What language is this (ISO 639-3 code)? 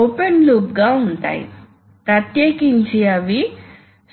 tel